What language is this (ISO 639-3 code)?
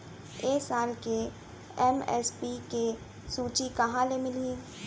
hne